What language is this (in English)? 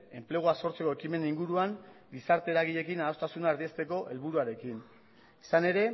Basque